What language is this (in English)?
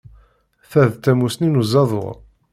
Kabyle